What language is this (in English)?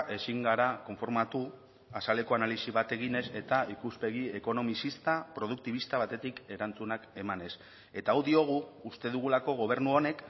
Basque